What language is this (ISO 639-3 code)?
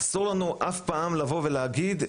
heb